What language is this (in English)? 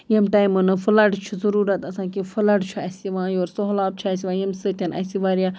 Kashmiri